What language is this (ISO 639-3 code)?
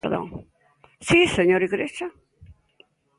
glg